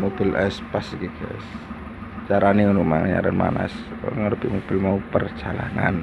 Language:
Indonesian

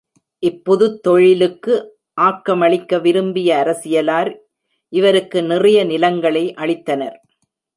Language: Tamil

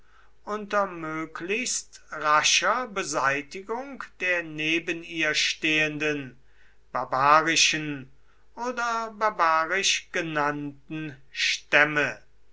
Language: German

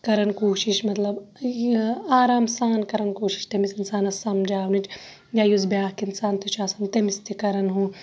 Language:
Kashmiri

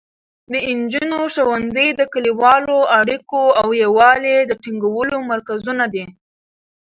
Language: Pashto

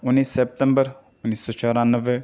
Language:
Urdu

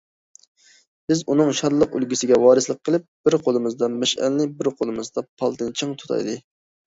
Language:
Uyghur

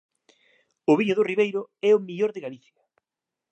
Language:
Galician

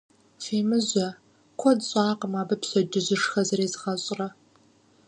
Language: Kabardian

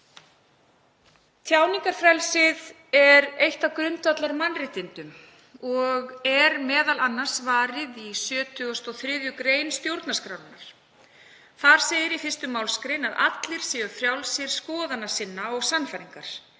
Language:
Icelandic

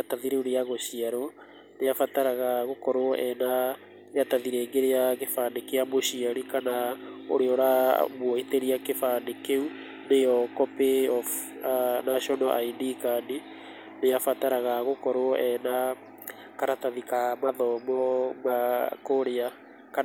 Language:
Kikuyu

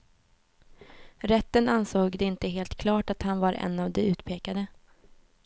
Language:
Swedish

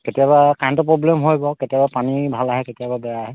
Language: Assamese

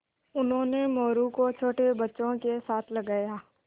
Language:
Hindi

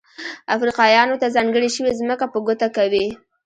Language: Pashto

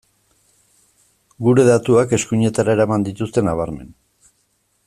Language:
Basque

